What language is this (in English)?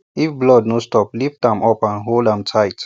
Nigerian Pidgin